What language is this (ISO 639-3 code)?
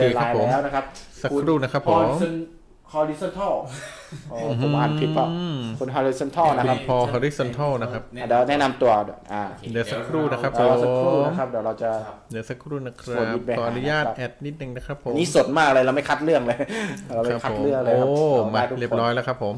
tha